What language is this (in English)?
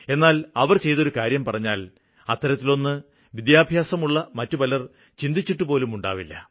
Malayalam